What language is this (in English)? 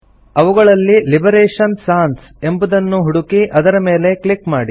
Kannada